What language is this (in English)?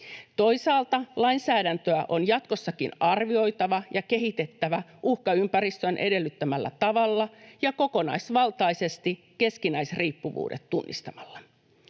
Finnish